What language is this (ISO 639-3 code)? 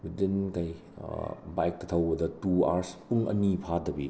mni